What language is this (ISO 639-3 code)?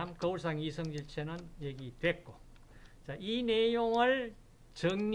kor